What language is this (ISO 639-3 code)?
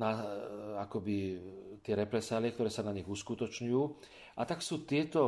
slk